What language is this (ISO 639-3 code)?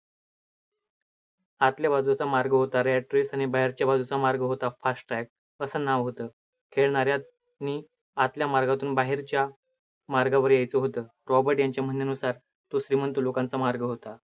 mar